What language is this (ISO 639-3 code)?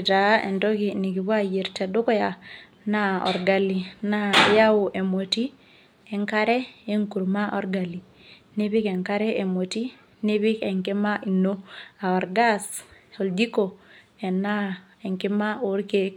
mas